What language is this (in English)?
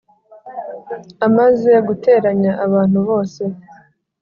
Kinyarwanda